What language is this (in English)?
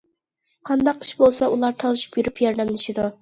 Uyghur